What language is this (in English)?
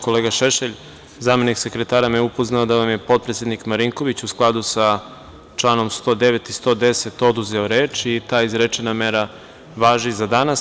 Serbian